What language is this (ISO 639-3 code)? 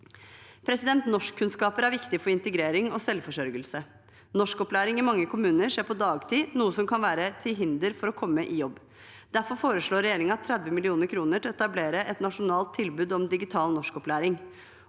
nor